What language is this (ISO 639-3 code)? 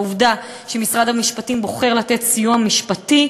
heb